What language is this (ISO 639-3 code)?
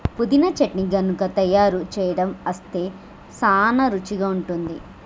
tel